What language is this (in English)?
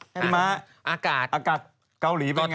Thai